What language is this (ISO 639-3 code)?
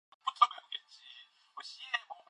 kor